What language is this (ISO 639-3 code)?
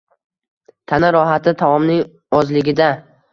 uzb